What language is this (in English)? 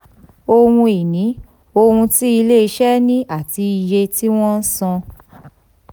Yoruba